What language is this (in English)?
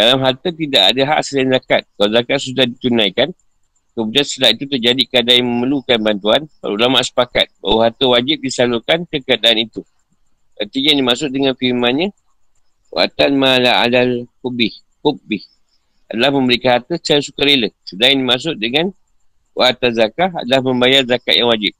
Malay